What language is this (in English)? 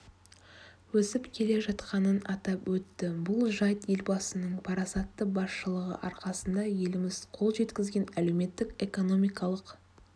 Kazakh